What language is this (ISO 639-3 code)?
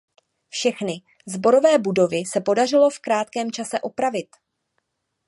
ces